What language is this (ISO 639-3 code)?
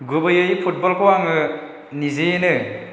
brx